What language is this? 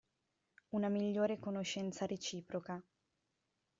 Italian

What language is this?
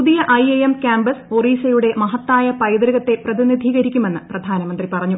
Malayalam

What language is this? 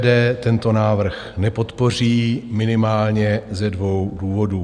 Czech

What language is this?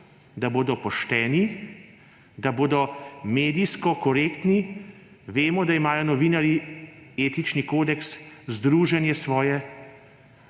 Slovenian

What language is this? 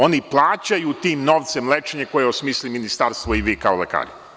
Serbian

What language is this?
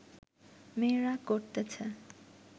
Bangla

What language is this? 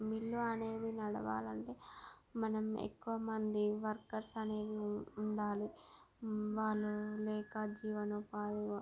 Telugu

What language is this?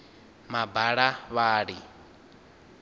Venda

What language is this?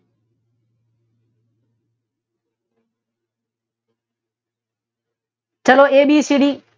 Gujarati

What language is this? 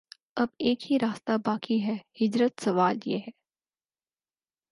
Urdu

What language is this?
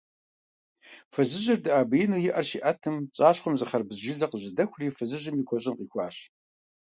Kabardian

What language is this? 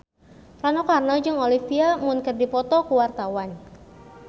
Sundanese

